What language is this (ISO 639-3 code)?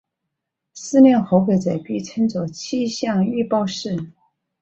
zho